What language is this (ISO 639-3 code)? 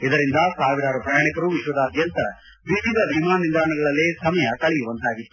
kan